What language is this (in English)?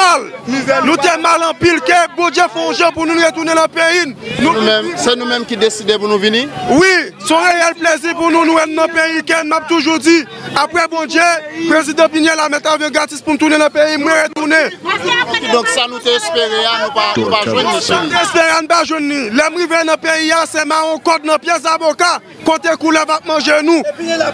French